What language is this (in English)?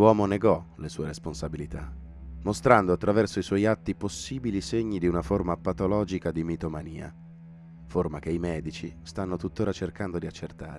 Italian